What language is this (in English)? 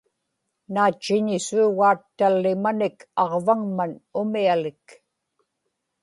Inupiaq